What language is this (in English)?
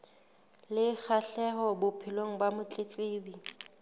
Southern Sotho